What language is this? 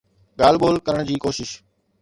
Sindhi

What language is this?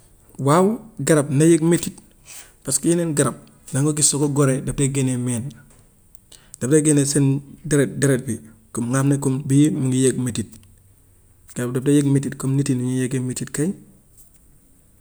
Gambian Wolof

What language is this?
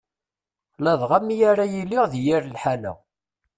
Kabyle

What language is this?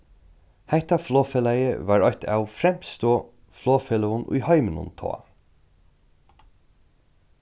Faroese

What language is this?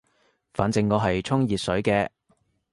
Cantonese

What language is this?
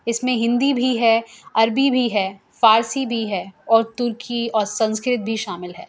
Urdu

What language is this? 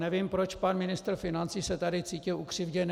Czech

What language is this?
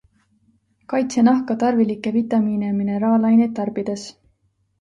Estonian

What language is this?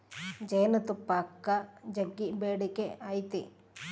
Kannada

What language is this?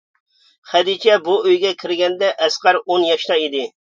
Uyghur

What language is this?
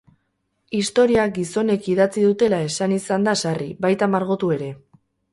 Basque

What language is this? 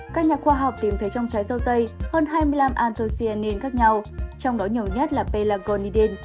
Vietnamese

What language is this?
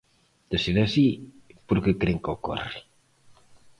Galician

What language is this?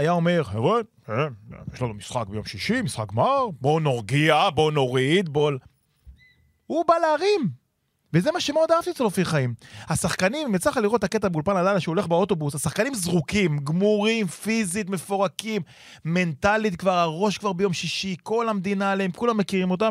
Hebrew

